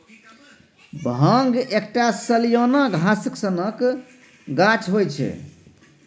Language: Maithili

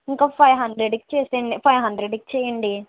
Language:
Telugu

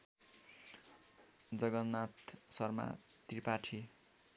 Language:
Nepali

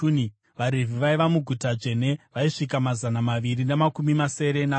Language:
Shona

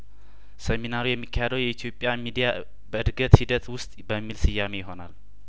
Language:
Amharic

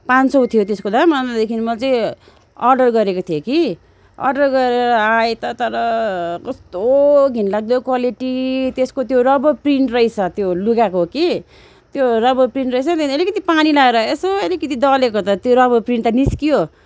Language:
Nepali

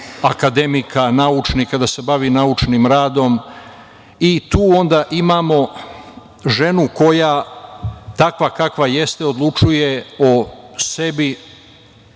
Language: Serbian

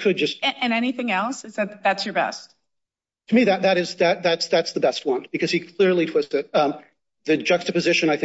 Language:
English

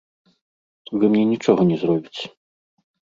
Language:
Belarusian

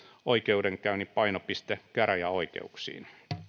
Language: Finnish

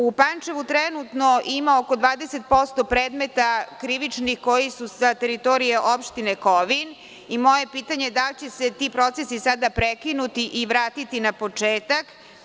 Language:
Serbian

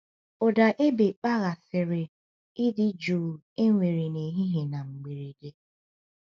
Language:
Igbo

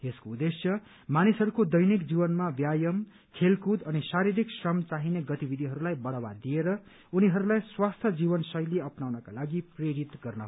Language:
Nepali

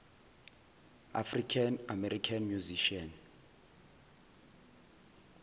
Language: Zulu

